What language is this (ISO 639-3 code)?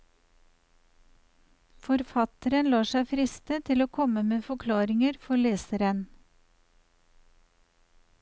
nor